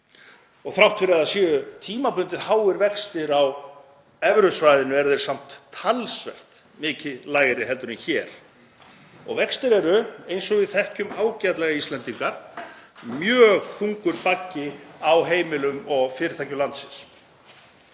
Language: Icelandic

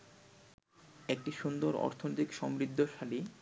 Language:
Bangla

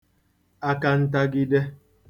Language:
Igbo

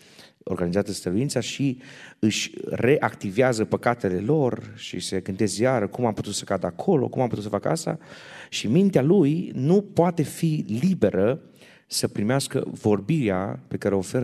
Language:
Romanian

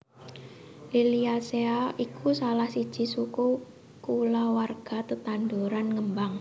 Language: Javanese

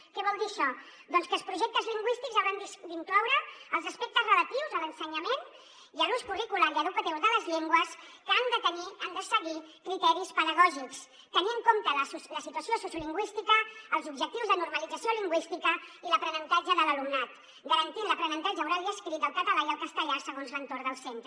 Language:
Catalan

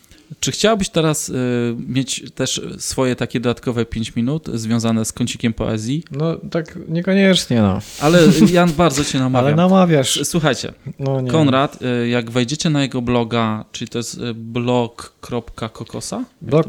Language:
Polish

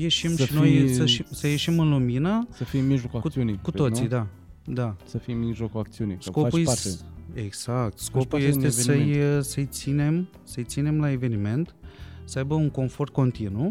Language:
Romanian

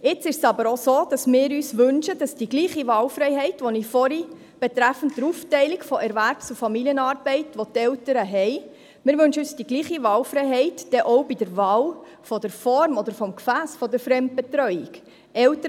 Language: Swiss German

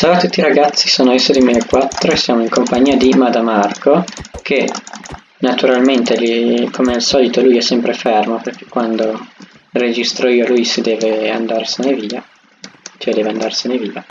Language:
Italian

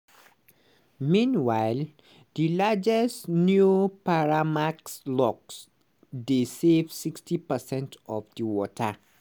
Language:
Nigerian Pidgin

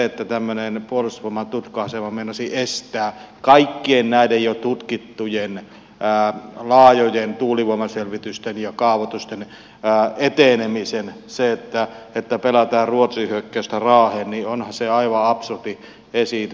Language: Finnish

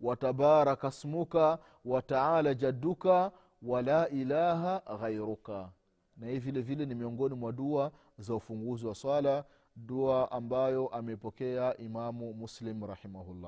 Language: Swahili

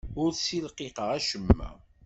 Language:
Kabyle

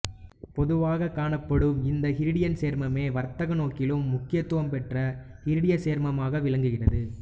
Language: Tamil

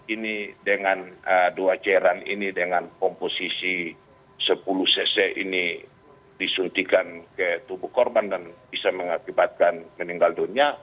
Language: Indonesian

